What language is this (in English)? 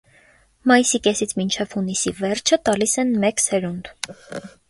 Armenian